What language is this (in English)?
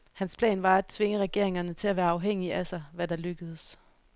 Danish